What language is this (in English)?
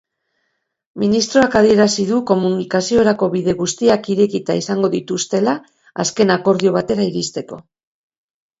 Basque